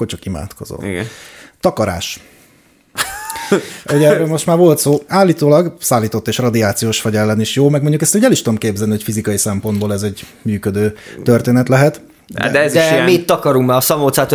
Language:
Hungarian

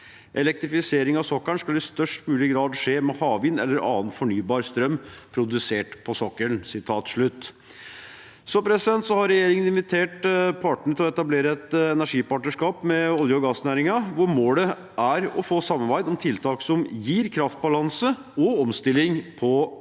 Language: Norwegian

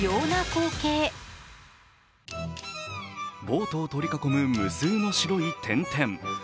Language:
Japanese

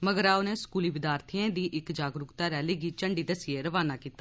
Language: Dogri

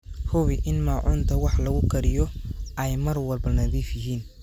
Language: Somali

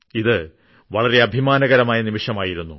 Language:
Malayalam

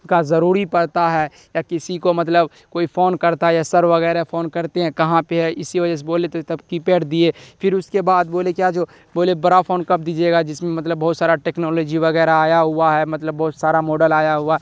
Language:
Urdu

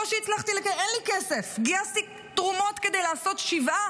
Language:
Hebrew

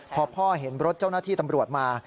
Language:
Thai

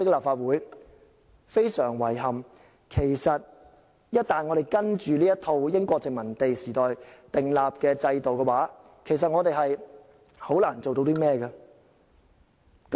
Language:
Cantonese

